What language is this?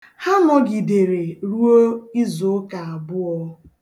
Igbo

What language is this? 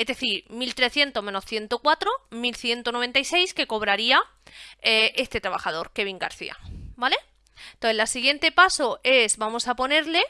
Spanish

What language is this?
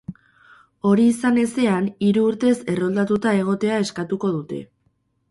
Basque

